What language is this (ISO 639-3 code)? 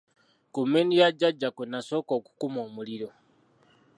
lug